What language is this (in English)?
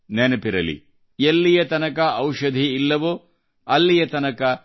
Kannada